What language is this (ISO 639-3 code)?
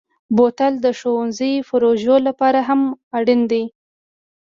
pus